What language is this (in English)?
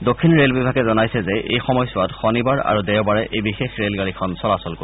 Assamese